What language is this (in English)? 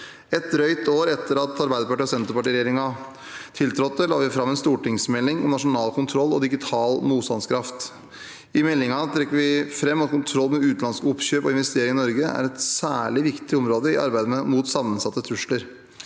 Norwegian